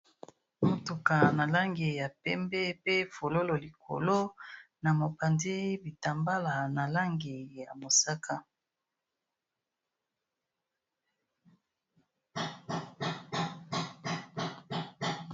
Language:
Lingala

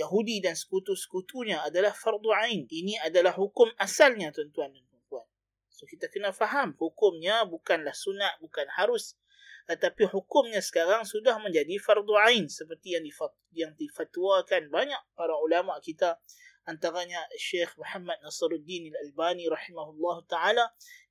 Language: Malay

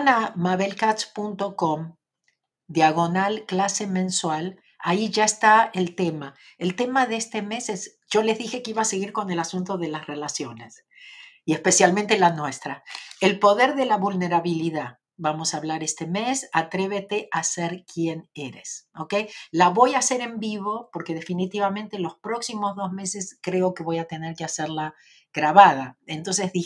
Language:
Spanish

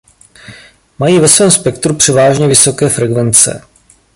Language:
Czech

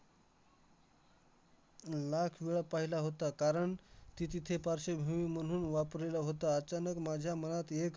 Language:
Marathi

